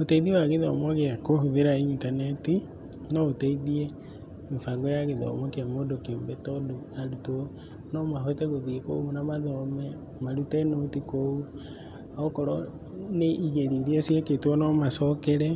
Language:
Kikuyu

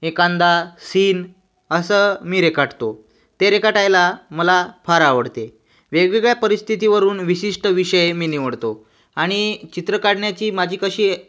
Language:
Marathi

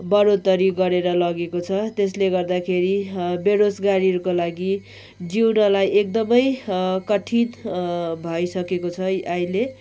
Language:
Nepali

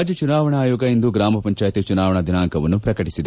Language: Kannada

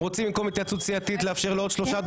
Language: Hebrew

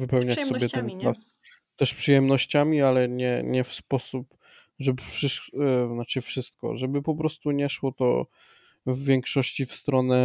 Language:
Polish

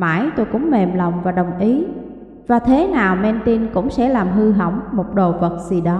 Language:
Vietnamese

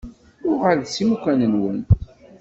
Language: Kabyle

